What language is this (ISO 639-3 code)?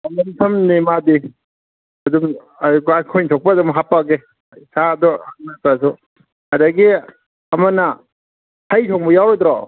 mni